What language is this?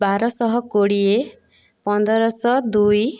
Odia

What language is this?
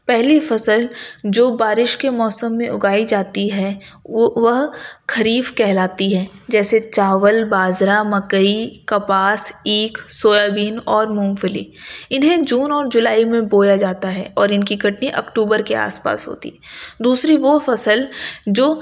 Urdu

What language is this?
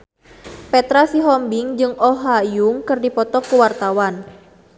Sundanese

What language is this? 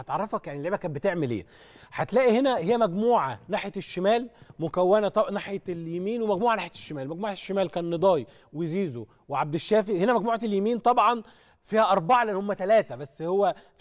Arabic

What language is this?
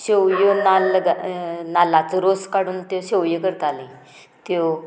Konkani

